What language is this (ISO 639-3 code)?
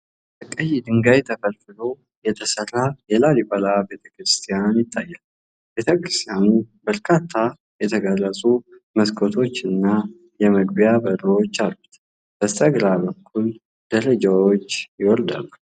amh